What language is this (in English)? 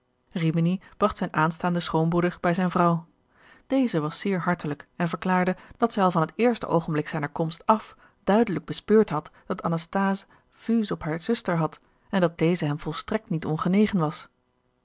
Dutch